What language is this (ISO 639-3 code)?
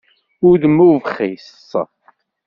kab